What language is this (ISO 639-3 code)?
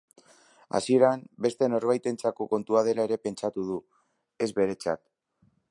eus